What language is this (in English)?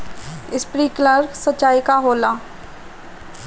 Bhojpuri